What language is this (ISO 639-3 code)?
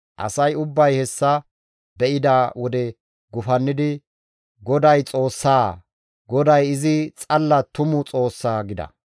gmv